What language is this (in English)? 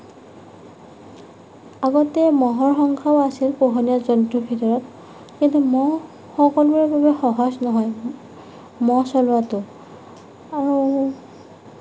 Assamese